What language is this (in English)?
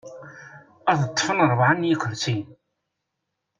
Kabyle